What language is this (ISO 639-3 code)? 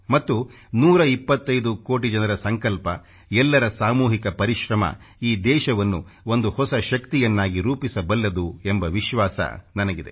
kan